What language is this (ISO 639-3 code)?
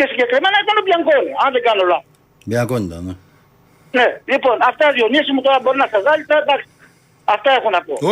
ell